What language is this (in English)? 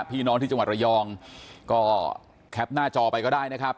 Thai